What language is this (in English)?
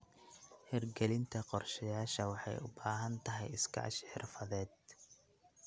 Somali